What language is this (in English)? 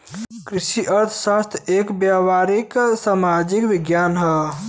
Bhojpuri